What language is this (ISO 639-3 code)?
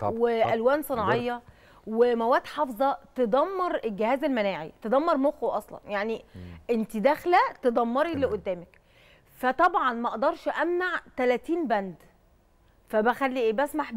ara